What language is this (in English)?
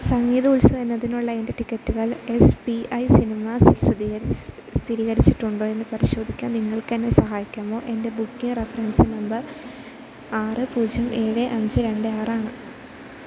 Malayalam